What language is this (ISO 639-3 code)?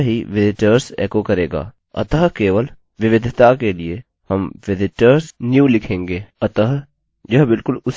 hin